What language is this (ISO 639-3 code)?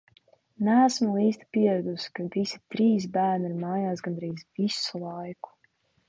lav